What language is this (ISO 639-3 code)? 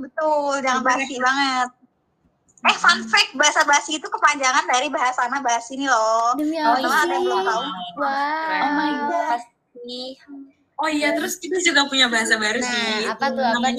ind